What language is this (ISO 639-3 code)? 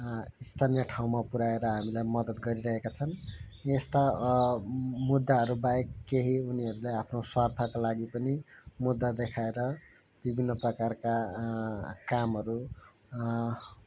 nep